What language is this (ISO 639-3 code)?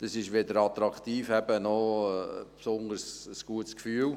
gsw